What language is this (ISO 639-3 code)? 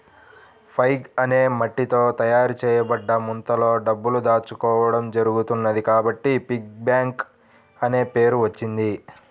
tel